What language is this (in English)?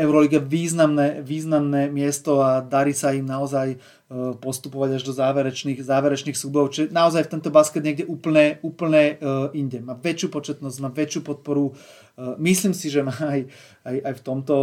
Slovak